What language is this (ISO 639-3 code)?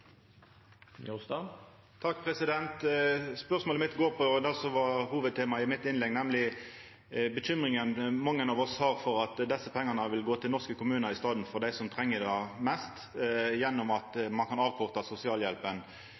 nor